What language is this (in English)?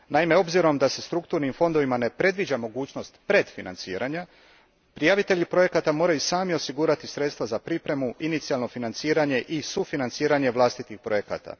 Croatian